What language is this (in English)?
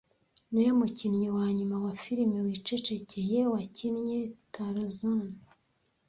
Kinyarwanda